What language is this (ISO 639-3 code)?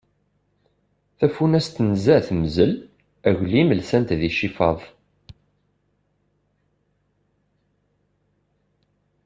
kab